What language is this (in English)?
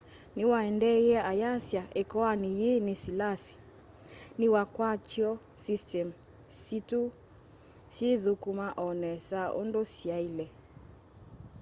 Kamba